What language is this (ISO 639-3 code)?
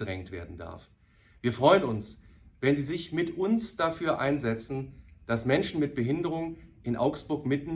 deu